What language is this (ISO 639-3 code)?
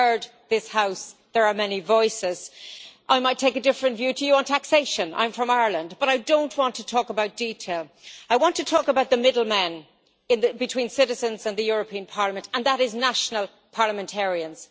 eng